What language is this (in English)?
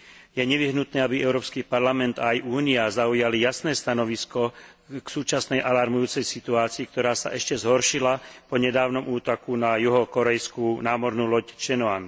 Slovak